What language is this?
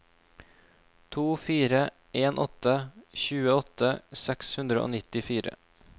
Norwegian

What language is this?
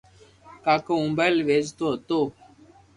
Loarki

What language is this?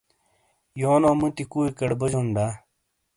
Shina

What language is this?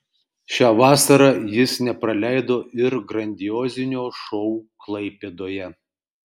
Lithuanian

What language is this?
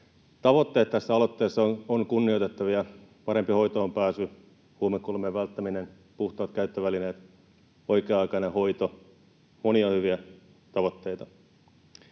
Finnish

